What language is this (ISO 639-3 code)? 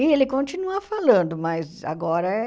por